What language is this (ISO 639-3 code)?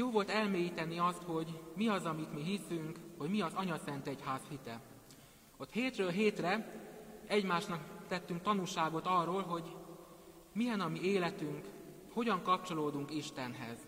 hun